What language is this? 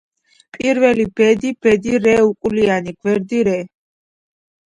Georgian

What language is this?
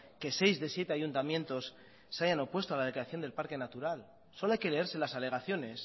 Spanish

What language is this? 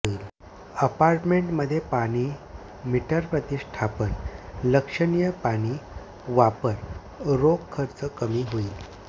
Marathi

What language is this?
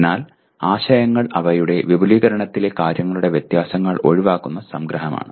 Malayalam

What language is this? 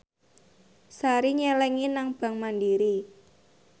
Javanese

